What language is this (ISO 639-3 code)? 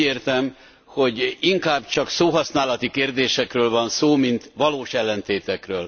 hun